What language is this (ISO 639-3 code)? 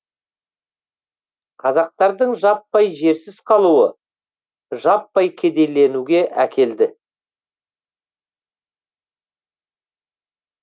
kaz